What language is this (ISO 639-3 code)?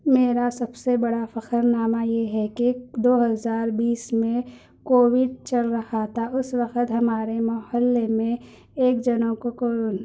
urd